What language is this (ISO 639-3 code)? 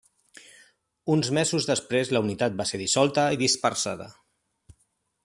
cat